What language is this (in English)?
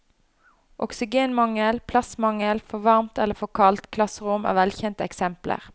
Norwegian